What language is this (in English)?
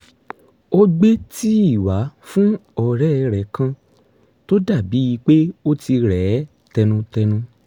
Yoruba